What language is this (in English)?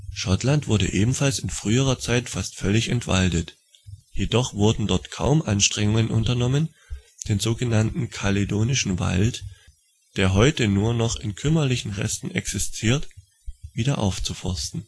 German